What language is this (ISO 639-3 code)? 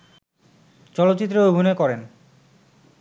ben